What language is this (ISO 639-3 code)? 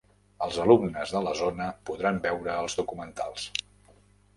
cat